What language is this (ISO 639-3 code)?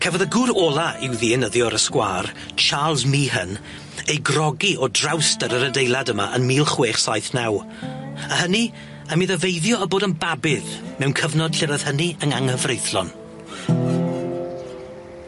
cym